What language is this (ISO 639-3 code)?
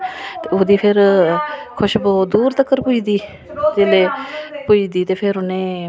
doi